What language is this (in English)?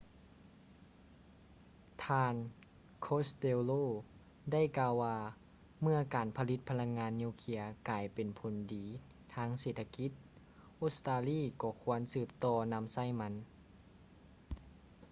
Lao